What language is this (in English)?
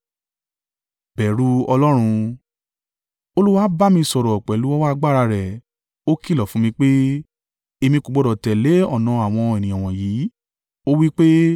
Yoruba